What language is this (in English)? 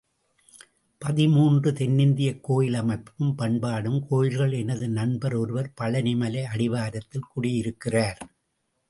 Tamil